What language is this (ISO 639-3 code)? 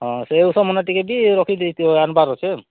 ori